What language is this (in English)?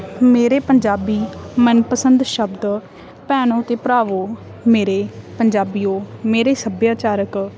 Punjabi